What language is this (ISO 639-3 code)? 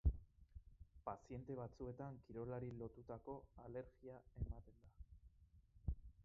eus